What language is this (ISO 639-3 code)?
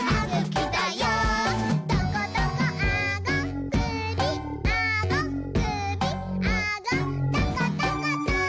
jpn